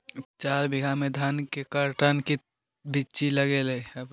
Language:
Magahi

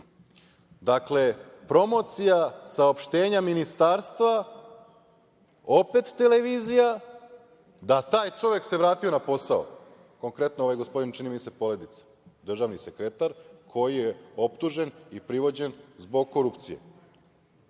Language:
Serbian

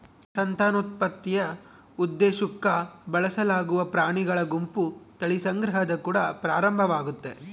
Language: Kannada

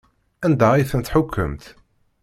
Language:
Kabyle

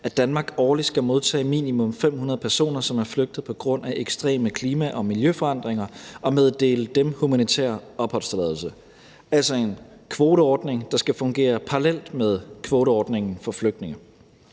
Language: Danish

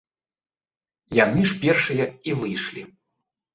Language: Belarusian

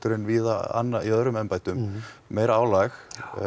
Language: Icelandic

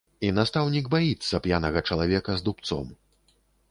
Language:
Belarusian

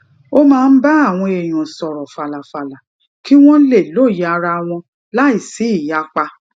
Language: Yoruba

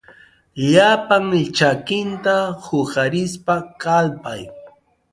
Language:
Arequipa-La Unión Quechua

